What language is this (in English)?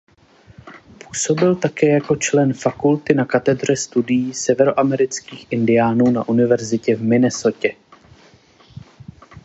Czech